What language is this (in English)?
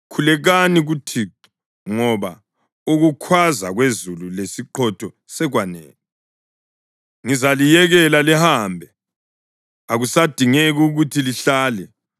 North Ndebele